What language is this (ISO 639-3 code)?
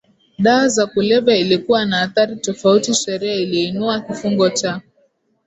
swa